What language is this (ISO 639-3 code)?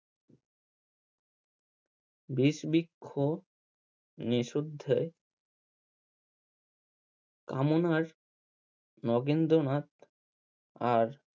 ben